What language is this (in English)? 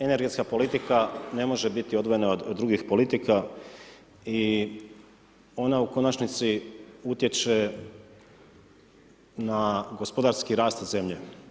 Croatian